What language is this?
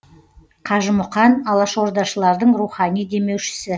Kazakh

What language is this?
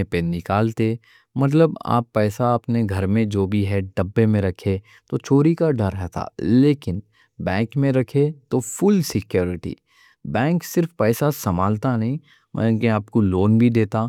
Deccan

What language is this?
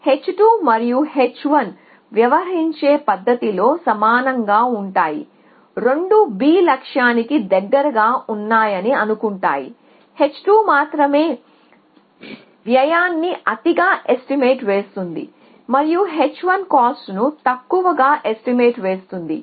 Telugu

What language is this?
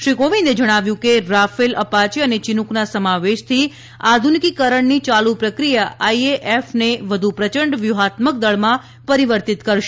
Gujarati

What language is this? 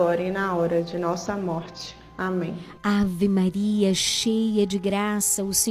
Portuguese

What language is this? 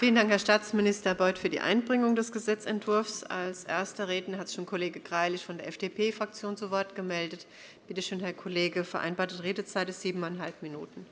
German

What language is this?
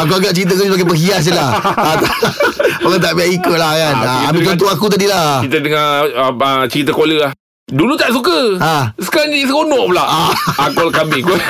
Malay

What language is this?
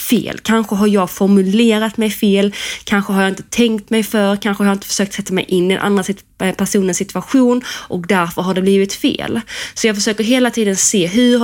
Swedish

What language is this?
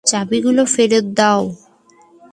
Bangla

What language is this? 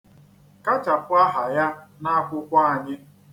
Igbo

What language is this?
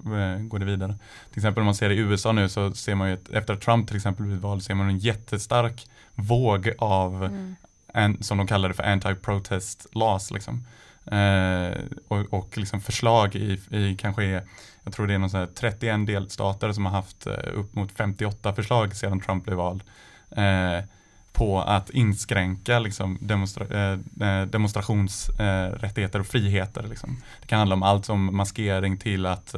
Swedish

